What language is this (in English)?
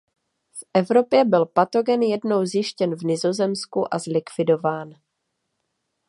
Czech